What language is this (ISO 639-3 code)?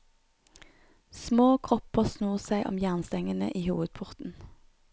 nor